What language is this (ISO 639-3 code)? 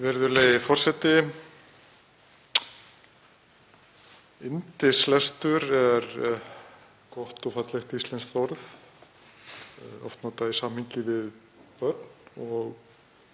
isl